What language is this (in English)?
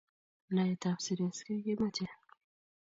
Kalenjin